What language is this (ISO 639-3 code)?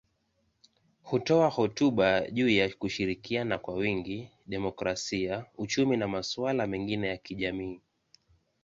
swa